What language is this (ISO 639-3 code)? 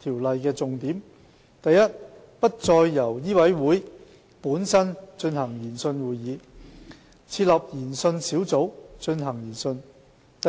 yue